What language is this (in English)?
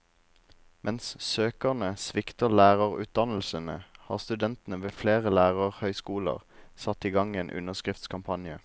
Norwegian